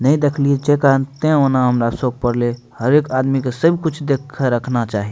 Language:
Maithili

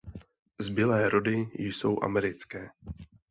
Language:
Czech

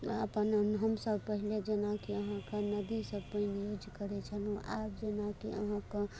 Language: Maithili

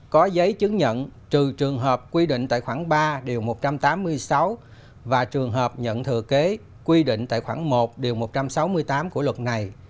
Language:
Vietnamese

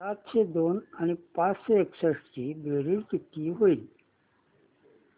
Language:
Marathi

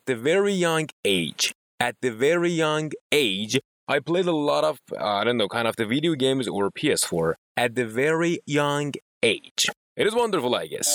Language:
Persian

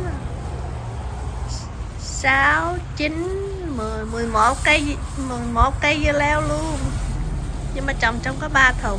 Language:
Vietnamese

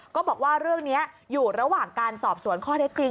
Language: Thai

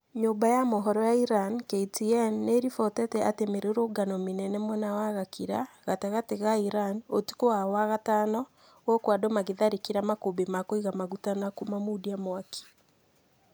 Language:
Kikuyu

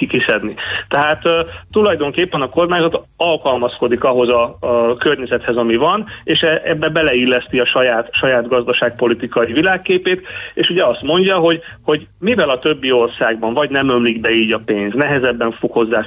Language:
Hungarian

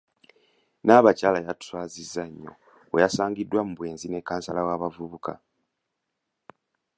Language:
Ganda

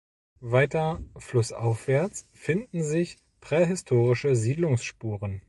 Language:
German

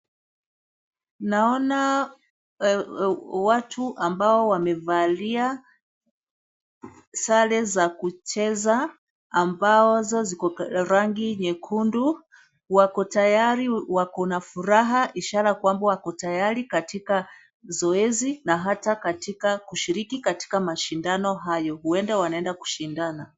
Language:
Swahili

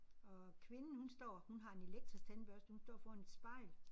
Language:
Danish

